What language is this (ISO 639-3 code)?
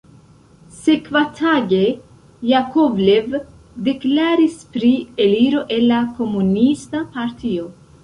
epo